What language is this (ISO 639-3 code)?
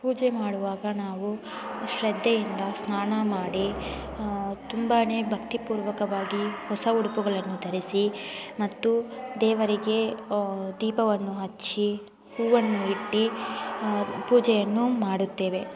kan